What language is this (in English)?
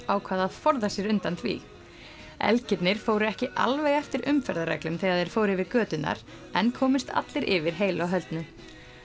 Icelandic